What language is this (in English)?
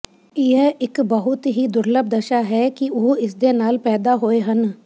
Punjabi